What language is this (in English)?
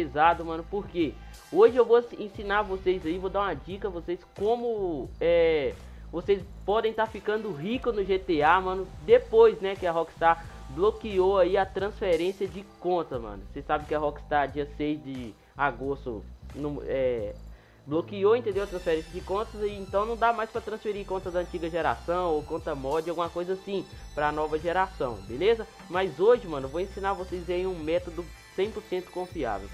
Portuguese